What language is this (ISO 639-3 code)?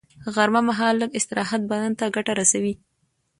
pus